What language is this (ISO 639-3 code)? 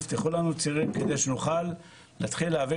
heb